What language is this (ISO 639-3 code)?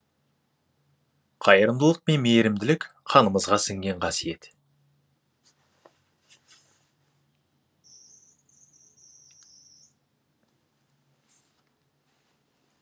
kaz